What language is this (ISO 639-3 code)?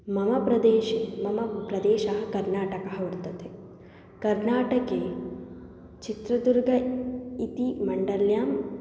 san